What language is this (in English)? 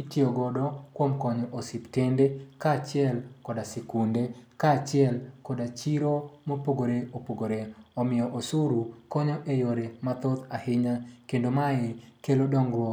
Luo (Kenya and Tanzania)